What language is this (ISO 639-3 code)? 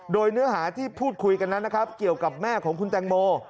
tha